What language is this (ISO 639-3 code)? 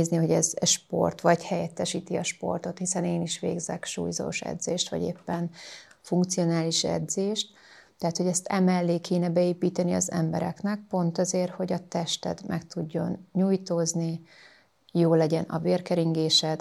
hun